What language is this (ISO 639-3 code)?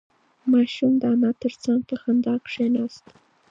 pus